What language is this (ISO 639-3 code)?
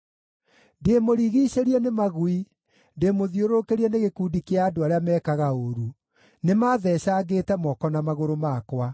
kik